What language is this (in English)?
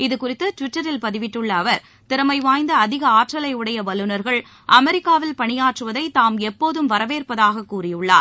Tamil